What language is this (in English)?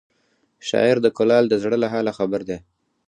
Pashto